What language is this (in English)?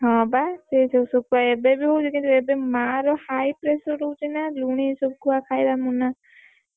Odia